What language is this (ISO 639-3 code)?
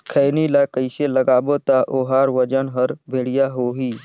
hne